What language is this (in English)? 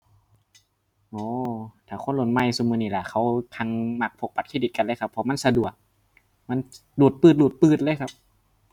Thai